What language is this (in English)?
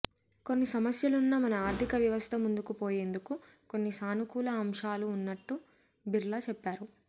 Telugu